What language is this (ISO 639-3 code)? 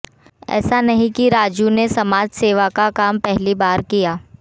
hin